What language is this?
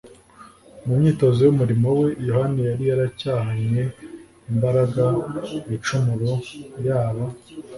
Kinyarwanda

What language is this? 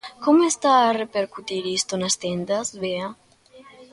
Galician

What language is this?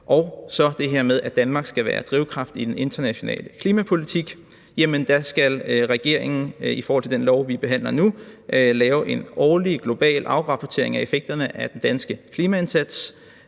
Danish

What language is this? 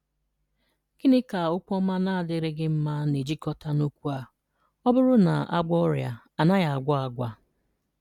Igbo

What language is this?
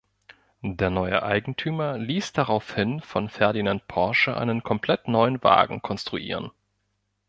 German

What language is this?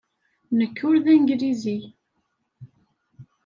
Kabyle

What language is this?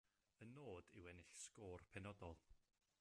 Welsh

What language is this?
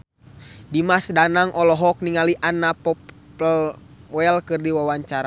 Sundanese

